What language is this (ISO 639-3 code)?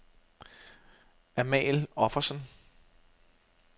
dan